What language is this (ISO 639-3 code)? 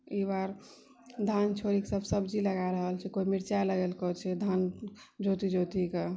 mai